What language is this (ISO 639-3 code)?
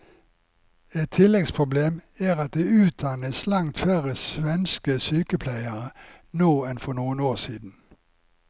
nor